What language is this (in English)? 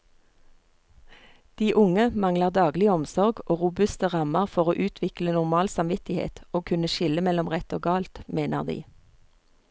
Norwegian